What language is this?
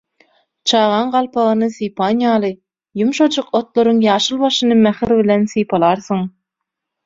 Turkmen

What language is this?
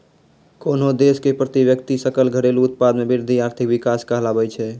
Maithili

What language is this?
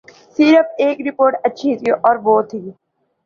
Urdu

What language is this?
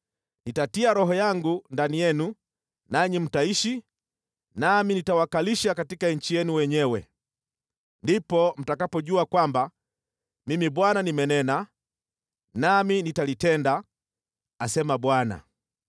Swahili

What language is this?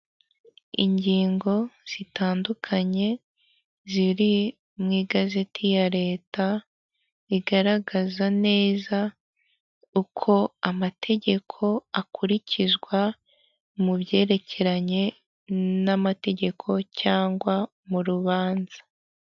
Kinyarwanda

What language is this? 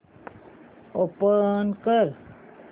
Marathi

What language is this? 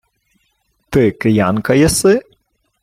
Ukrainian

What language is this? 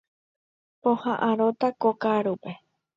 Guarani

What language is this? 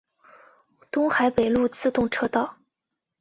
Chinese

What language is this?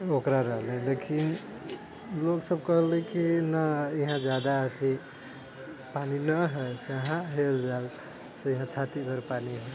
Maithili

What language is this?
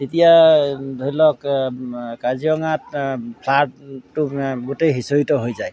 Assamese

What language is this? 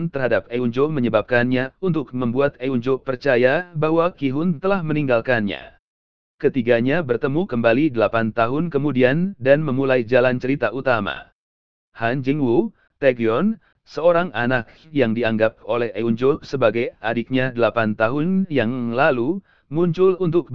Indonesian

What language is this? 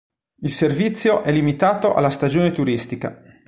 Italian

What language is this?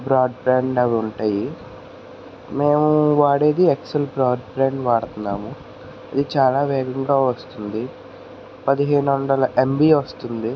Telugu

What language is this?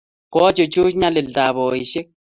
Kalenjin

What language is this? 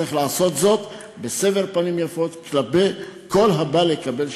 Hebrew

